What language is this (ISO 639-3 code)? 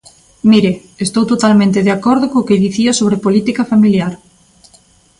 glg